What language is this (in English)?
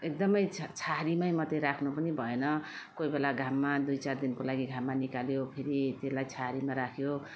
Nepali